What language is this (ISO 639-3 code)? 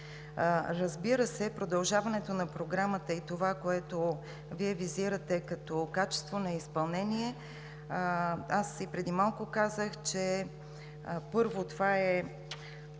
bul